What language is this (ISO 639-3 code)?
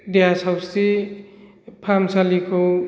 brx